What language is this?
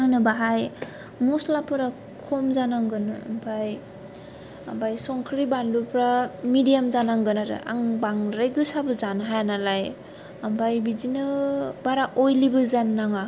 Bodo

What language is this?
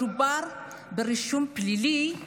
Hebrew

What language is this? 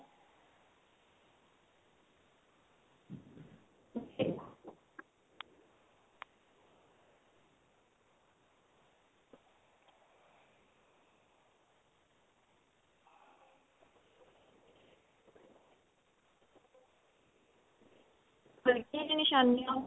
Punjabi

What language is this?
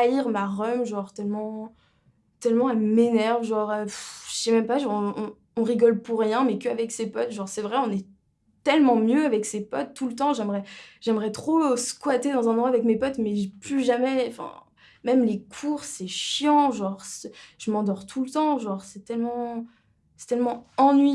French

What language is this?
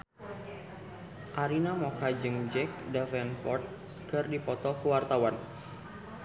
Sundanese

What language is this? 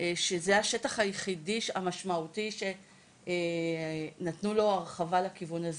Hebrew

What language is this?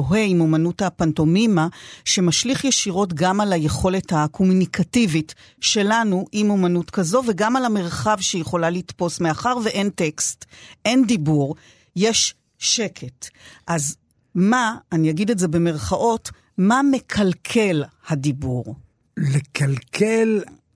Hebrew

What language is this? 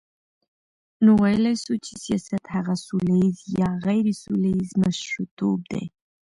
Pashto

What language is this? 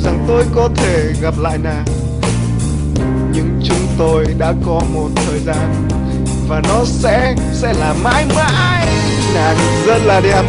Vietnamese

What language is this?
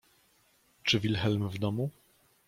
Polish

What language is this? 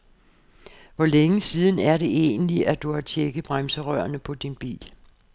Danish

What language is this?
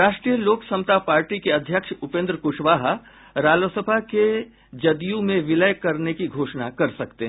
Hindi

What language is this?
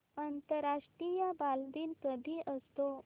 Marathi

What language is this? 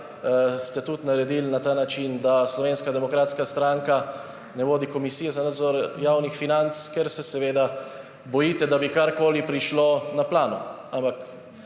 Slovenian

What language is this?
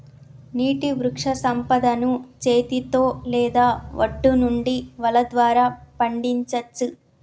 Telugu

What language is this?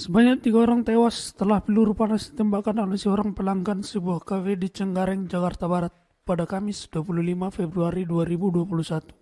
Indonesian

